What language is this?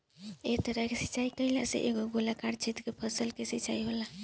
Bhojpuri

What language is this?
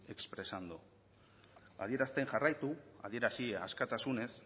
Basque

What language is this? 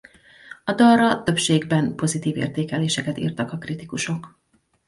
Hungarian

